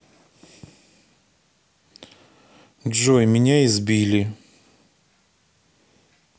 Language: Russian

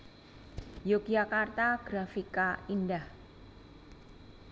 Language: Javanese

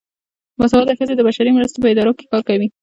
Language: Pashto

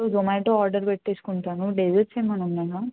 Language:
Telugu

